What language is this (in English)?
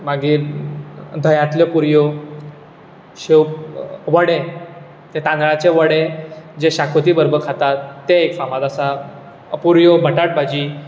Konkani